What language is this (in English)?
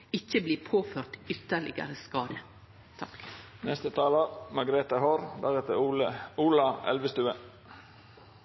Norwegian Nynorsk